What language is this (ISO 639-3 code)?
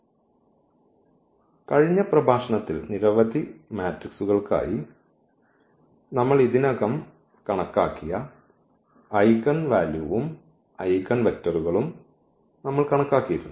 mal